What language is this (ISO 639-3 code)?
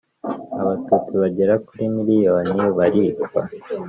kin